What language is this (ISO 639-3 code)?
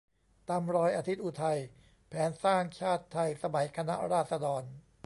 tha